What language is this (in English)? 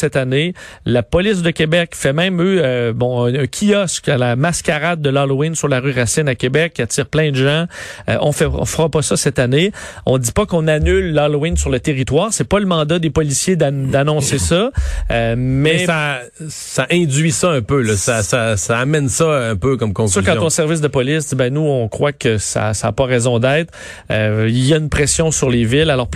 French